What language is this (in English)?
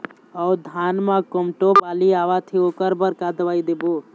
Chhattisgarhi